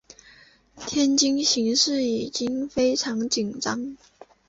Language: Chinese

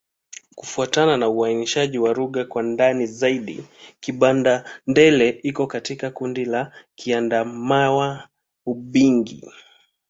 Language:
Swahili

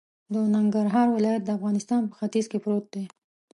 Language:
Pashto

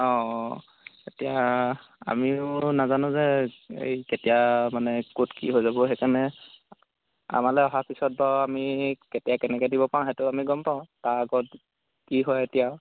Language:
Assamese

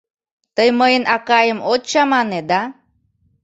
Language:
Mari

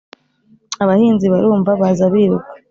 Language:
Kinyarwanda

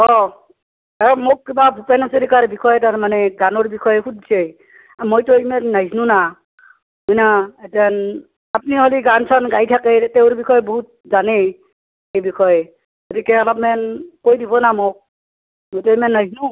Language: Assamese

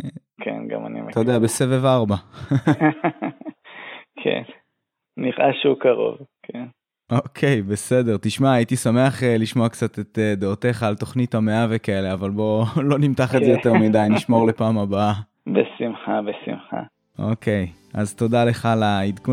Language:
Hebrew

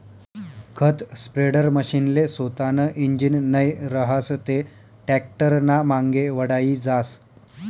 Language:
Marathi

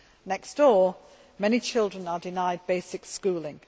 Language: English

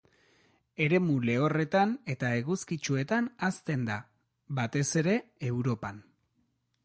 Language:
Basque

